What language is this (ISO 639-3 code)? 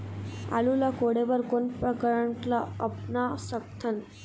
hne